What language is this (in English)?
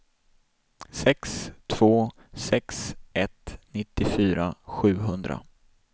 Swedish